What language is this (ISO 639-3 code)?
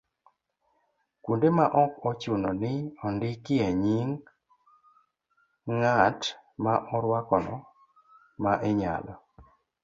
luo